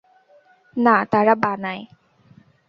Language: Bangla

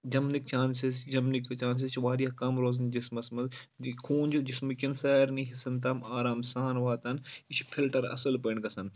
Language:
Kashmiri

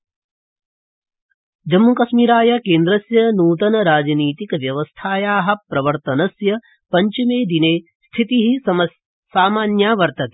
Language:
Sanskrit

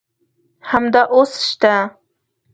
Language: Pashto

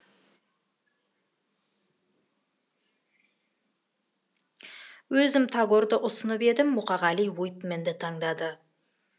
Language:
Kazakh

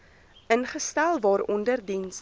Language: Afrikaans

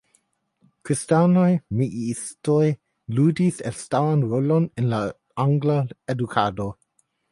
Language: Esperanto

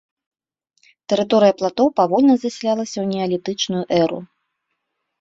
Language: Belarusian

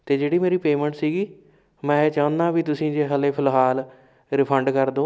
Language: Punjabi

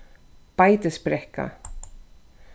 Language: Faroese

